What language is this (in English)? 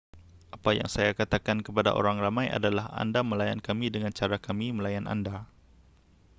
Malay